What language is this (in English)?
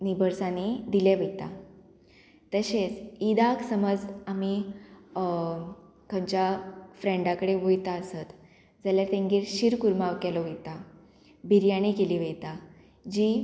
Konkani